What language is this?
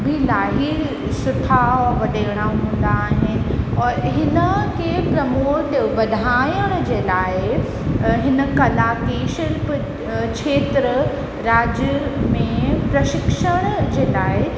Sindhi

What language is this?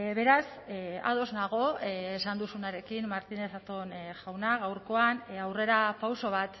Basque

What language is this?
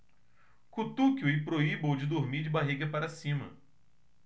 Portuguese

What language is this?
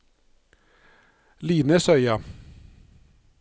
Norwegian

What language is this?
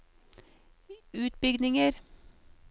Norwegian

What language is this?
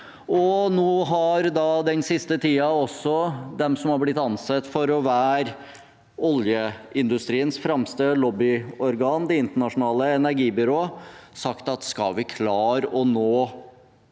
Norwegian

